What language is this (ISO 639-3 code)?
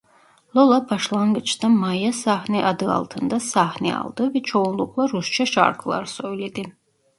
tur